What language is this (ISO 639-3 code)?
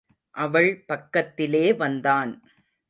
tam